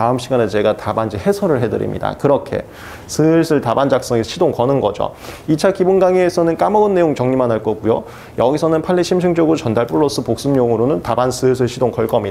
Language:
Korean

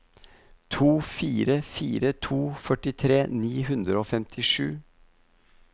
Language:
Norwegian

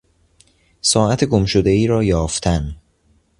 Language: Persian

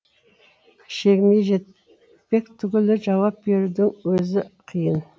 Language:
Kazakh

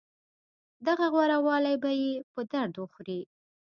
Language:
Pashto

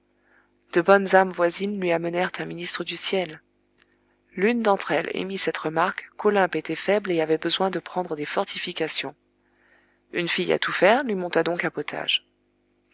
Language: French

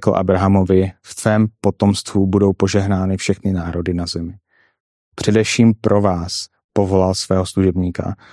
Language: Czech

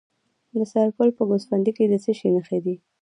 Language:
Pashto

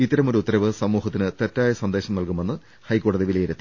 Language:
Malayalam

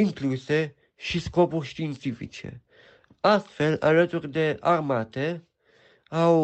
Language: Romanian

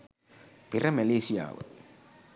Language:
Sinhala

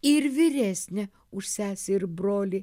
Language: Lithuanian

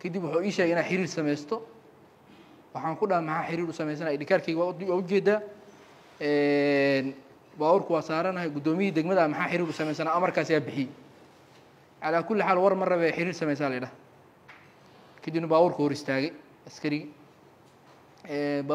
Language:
Arabic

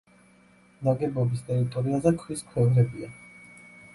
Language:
Georgian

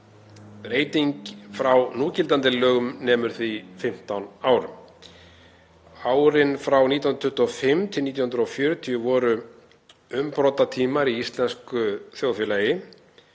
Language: Icelandic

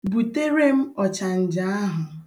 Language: Igbo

